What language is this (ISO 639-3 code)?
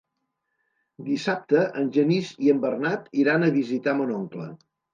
cat